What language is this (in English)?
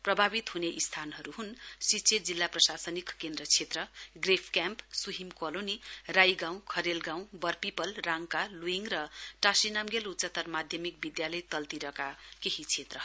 Nepali